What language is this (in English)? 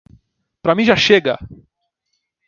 Portuguese